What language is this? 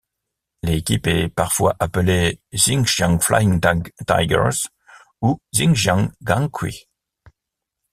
French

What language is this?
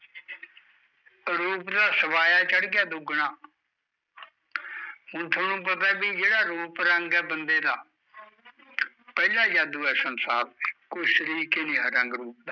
Punjabi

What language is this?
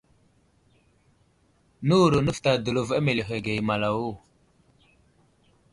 Wuzlam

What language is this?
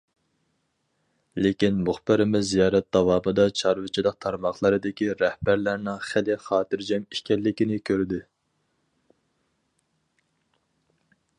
Uyghur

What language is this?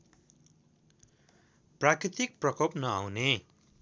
Nepali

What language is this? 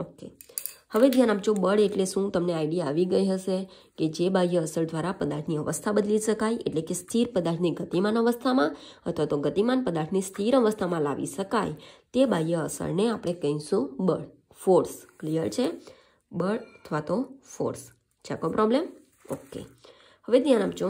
Hindi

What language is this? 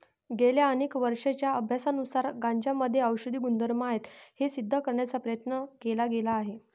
Marathi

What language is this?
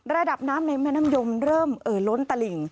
Thai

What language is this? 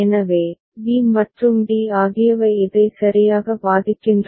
Tamil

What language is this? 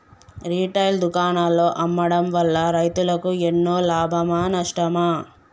Telugu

